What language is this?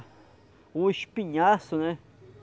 Portuguese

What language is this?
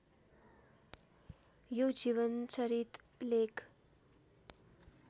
Nepali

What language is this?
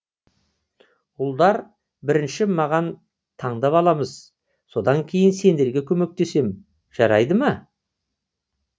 Kazakh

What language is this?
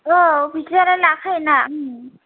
Bodo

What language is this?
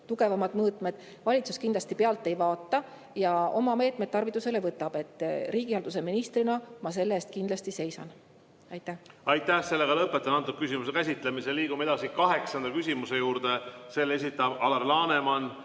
Estonian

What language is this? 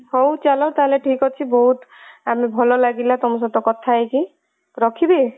Odia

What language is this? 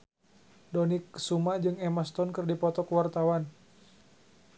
Sundanese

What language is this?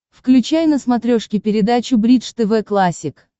Russian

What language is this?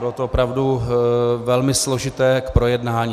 Czech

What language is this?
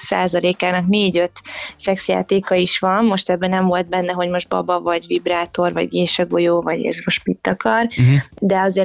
Hungarian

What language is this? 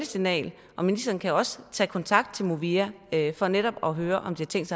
Danish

